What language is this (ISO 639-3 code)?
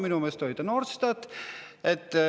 est